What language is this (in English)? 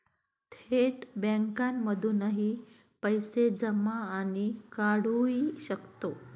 Marathi